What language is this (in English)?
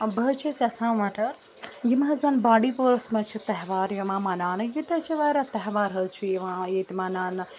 Kashmiri